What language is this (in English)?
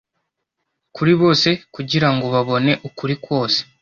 Kinyarwanda